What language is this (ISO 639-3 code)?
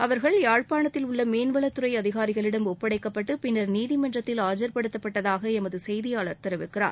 tam